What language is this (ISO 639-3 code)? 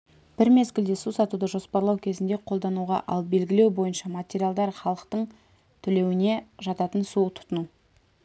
kaz